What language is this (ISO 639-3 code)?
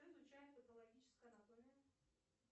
rus